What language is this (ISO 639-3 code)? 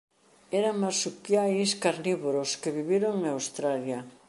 glg